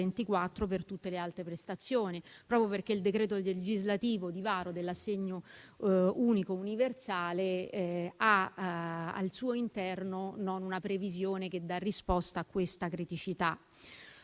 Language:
Italian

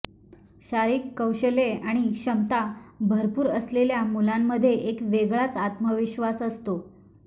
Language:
Marathi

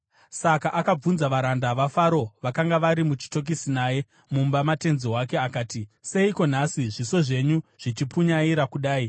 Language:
Shona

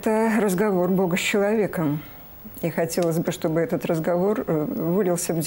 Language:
Russian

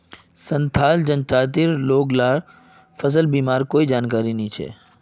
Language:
Magahi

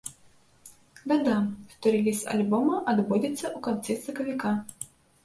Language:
Belarusian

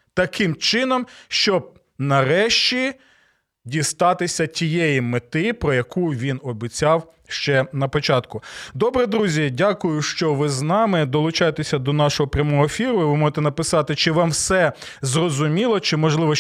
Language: Ukrainian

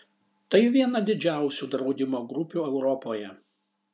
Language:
Lithuanian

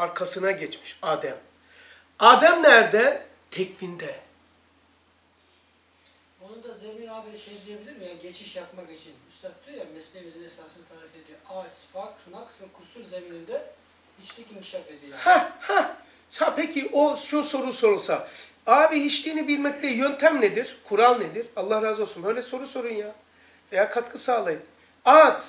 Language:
Turkish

